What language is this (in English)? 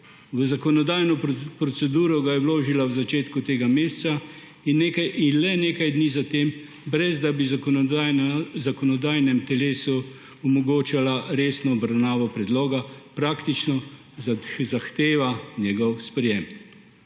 Slovenian